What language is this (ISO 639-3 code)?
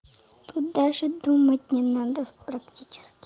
rus